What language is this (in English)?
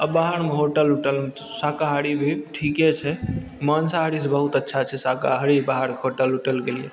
Maithili